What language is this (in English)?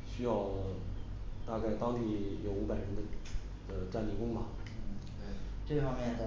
Chinese